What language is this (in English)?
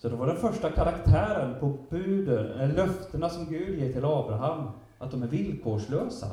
Swedish